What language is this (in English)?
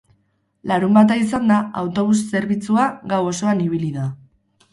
Basque